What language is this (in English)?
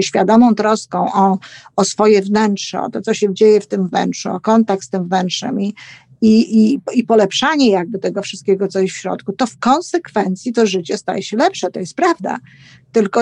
Polish